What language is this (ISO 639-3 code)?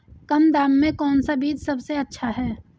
hin